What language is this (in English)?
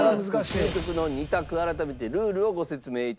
Japanese